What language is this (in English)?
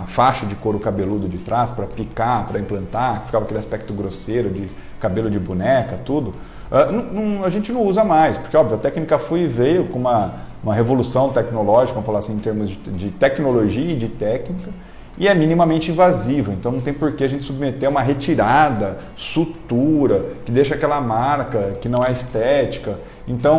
Portuguese